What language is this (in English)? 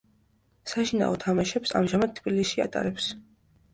Georgian